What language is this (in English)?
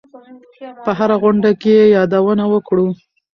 Pashto